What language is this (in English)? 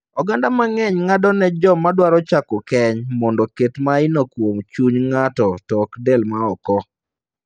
Luo (Kenya and Tanzania)